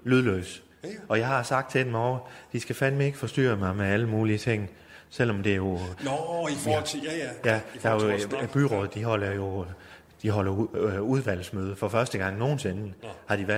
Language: Danish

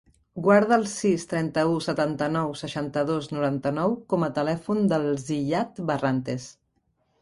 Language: Catalan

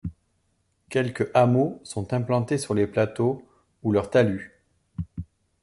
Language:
French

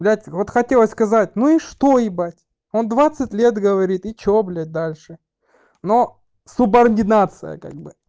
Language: Russian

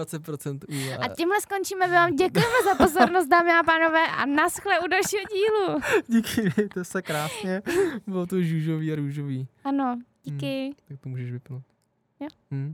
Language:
Czech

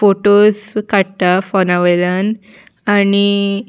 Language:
Konkani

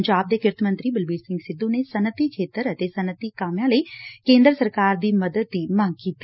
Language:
Punjabi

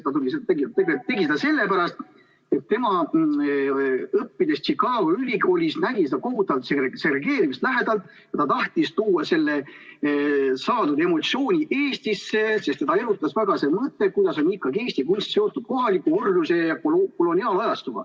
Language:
Estonian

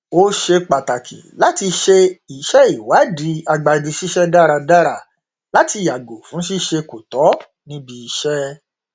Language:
Yoruba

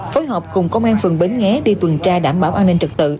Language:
Vietnamese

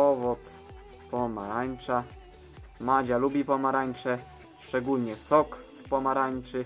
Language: Polish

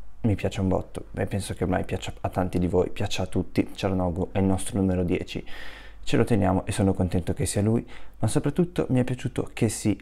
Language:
Italian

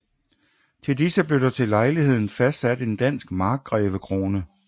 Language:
Danish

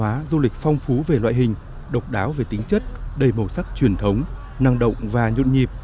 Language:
Vietnamese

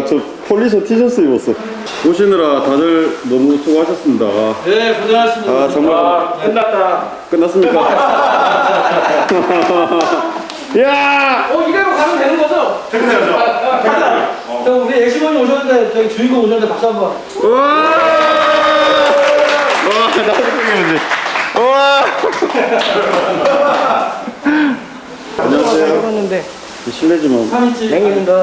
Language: Korean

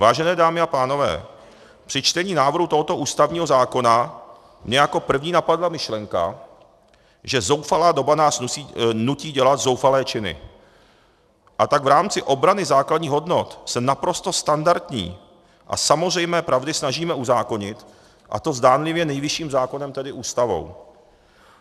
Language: Czech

